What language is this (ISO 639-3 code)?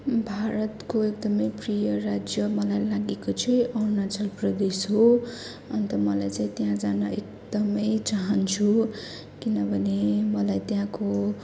nep